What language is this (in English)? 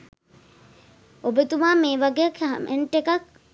Sinhala